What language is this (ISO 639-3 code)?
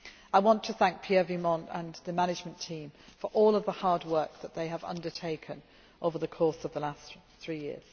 eng